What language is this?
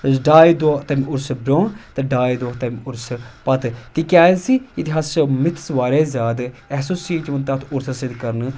Kashmiri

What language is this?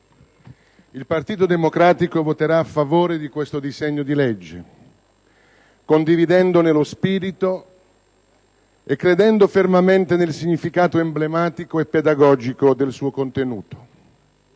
Italian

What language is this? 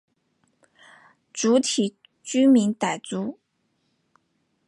Chinese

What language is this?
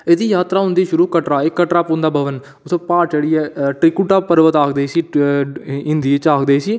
Dogri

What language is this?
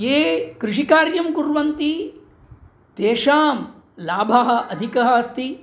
Sanskrit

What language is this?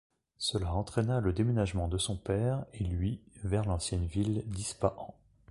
French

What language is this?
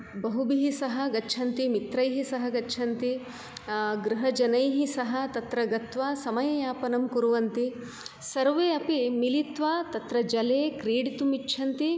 Sanskrit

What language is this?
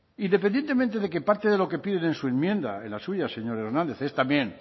Spanish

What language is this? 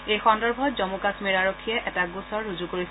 Assamese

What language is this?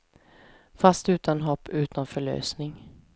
Swedish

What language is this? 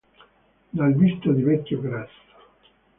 Italian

